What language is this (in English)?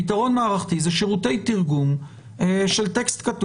Hebrew